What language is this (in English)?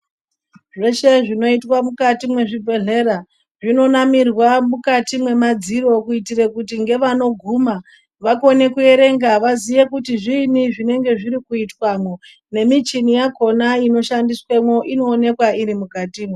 Ndau